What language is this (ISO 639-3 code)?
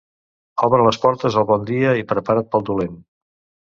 cat